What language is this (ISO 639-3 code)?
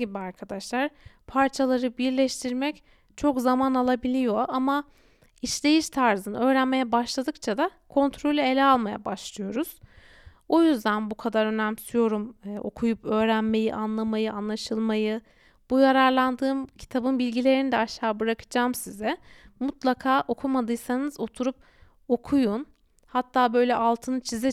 tur